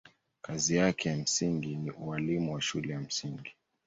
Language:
Swahili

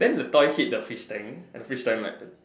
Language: English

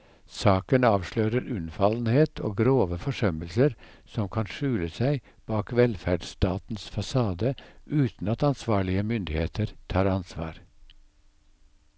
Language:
Norwegian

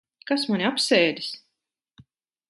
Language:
Latvian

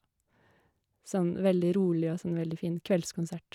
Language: Norwegian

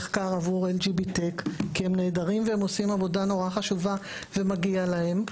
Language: Hebrew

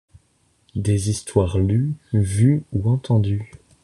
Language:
French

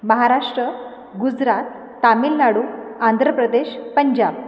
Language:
Marathi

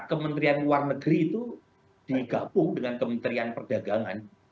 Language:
Indonesian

